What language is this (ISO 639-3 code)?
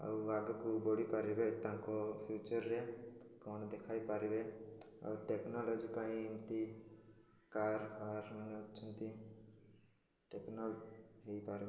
ori